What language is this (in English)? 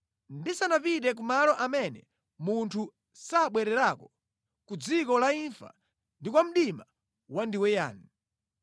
Nyanja